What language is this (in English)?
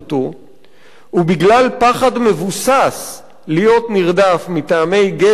Hebrew